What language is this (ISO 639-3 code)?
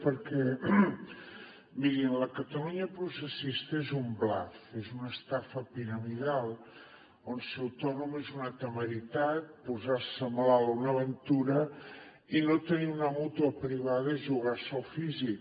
cat